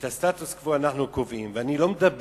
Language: Hebrew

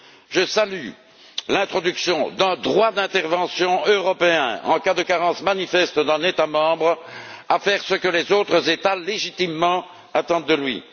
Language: French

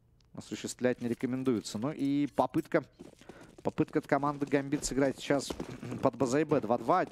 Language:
Russian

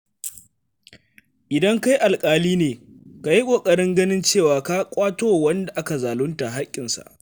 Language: Hausa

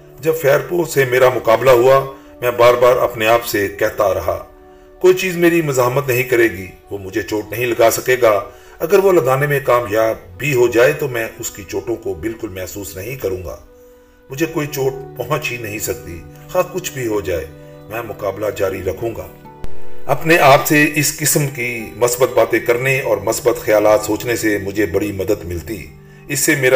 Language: Urdu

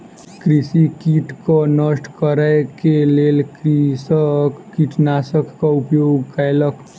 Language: Maithili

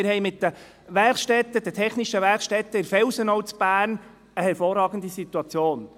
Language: Swiss German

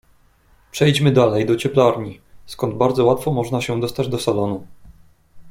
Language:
Polish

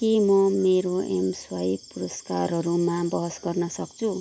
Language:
Nepali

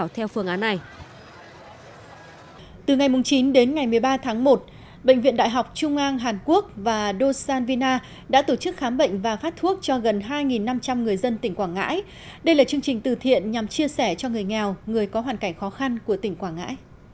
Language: Vietnamese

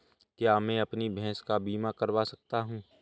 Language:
Hindi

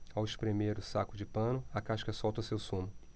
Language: Portuguese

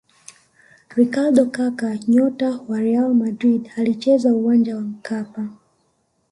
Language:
Swahili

